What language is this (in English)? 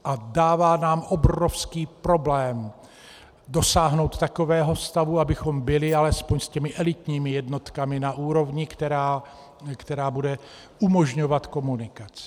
Czech